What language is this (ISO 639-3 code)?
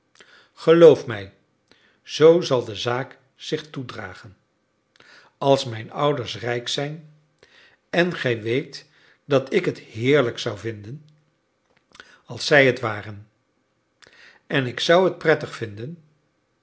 nld